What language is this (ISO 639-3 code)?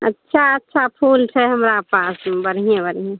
mai